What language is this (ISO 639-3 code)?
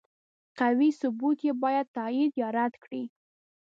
pus